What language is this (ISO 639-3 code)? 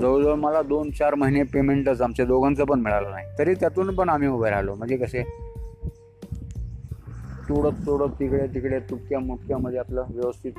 hin